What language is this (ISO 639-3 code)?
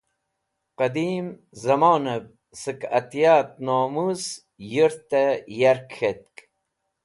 wbl